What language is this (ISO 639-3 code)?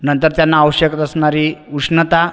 mar